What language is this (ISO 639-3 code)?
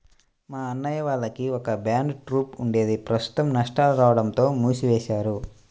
tel